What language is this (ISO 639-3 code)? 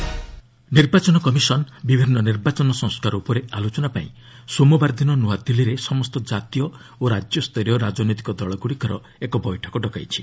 ori